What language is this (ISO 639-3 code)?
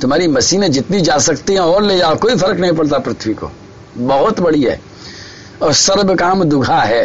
hin